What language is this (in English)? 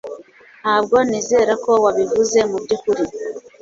Kinyarwanda